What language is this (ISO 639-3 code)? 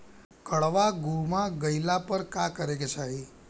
bho